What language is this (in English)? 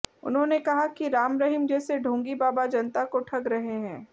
Hindi